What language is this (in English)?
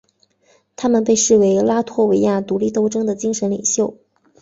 Chinese